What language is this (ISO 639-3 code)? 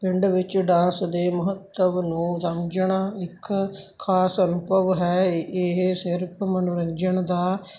pan